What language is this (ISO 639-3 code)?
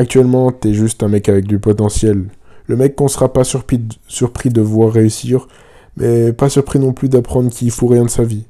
fra